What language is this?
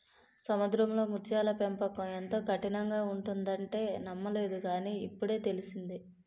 Telugu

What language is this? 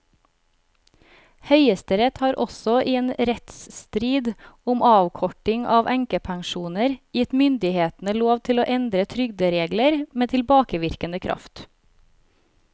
Norwegian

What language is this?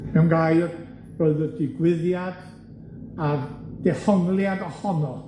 Welsh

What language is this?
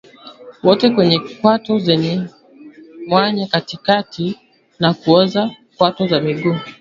Swahili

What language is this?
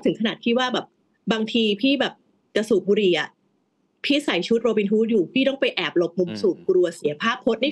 Thai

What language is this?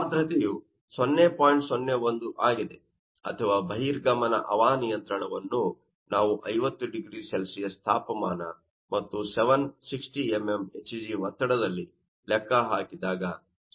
Kannada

